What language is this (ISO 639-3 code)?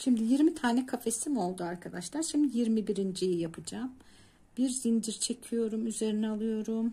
tur